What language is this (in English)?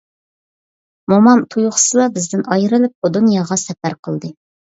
Uyghur